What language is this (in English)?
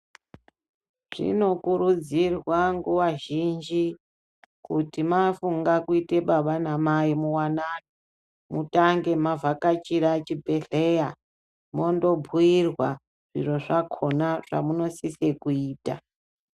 Ndau